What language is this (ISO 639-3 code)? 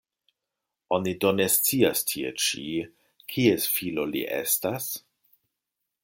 epo